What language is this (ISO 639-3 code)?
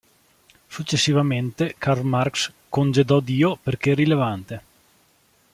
ita